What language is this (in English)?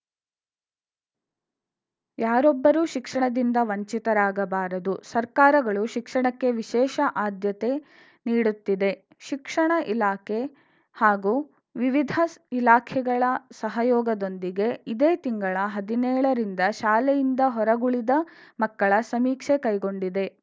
Kannada